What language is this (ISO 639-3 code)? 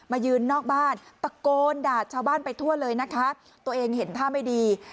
tha